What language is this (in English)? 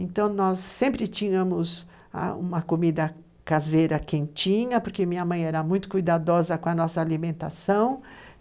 Portuguese